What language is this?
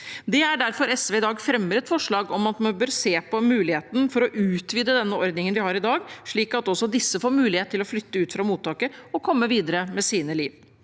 Norwegian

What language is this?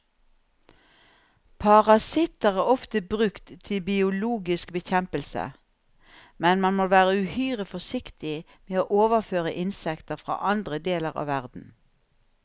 Norwegian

